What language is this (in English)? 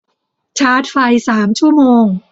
Thai